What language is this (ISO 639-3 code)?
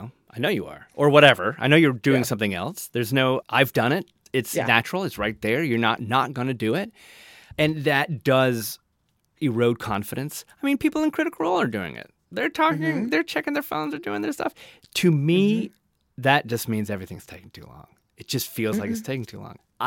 eng